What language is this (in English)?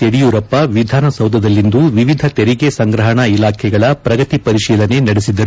Kannada